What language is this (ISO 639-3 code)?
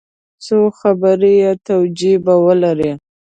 pus